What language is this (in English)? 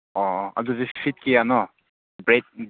Manipuri